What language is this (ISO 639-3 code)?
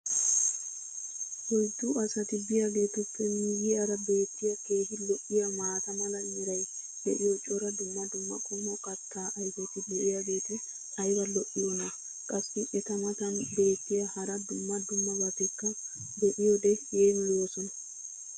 wal